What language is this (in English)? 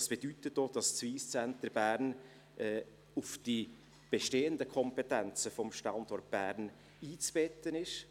Swiss German